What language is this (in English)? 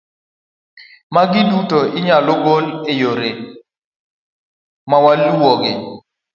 Luo (Kenya and Tanzania)